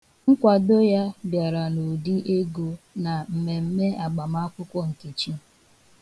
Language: Igbo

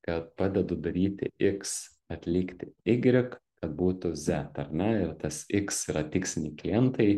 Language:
Lithuanian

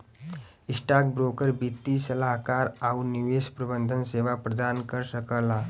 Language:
Bhojpuri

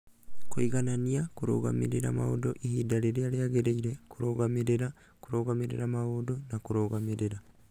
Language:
Kikuyu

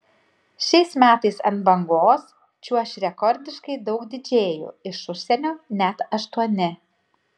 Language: Lithuanian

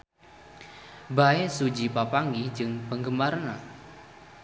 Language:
Sundanese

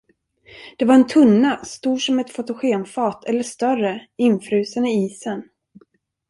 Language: Swedish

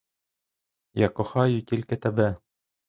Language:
Ukrainian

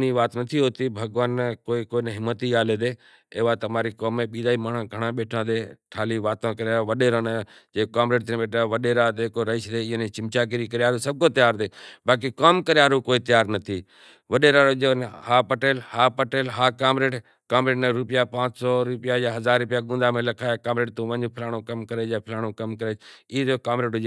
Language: Kachi Koli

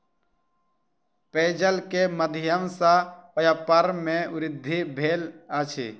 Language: Maithili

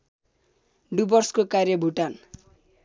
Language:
Nepali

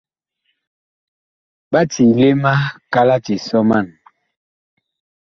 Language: Bakoko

